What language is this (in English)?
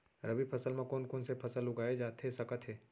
Chhattisgarhi